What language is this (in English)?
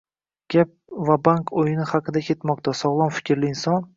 Uzbek